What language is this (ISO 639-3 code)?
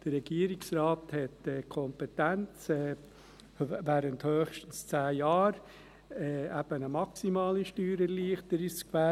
gsw